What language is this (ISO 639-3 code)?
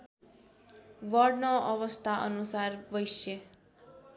nep